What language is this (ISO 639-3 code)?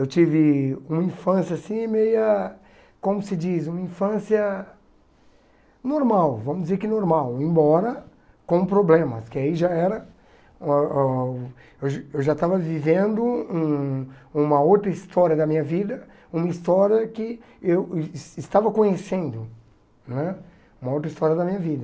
por